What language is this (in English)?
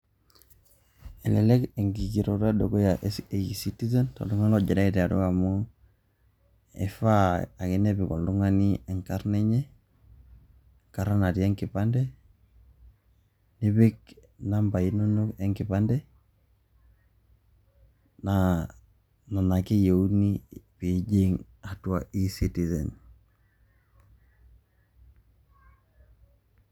Masai